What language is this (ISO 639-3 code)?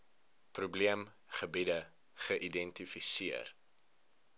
afr